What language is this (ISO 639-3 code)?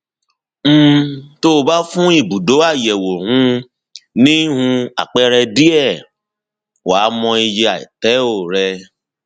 yor